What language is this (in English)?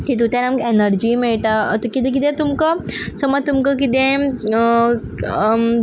Konkani